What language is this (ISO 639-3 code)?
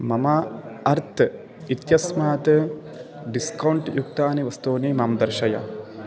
san